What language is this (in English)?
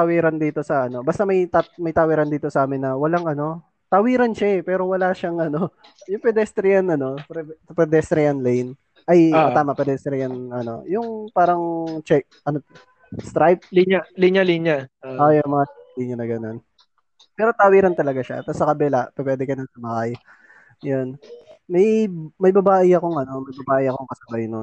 Filipino